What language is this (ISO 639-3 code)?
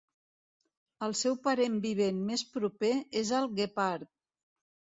cat